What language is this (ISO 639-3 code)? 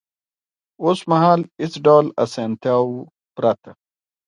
pus